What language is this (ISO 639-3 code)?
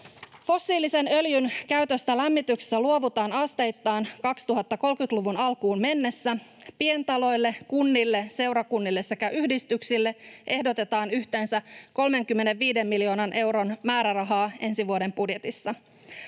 fin